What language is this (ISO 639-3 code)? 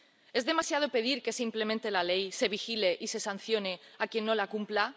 spa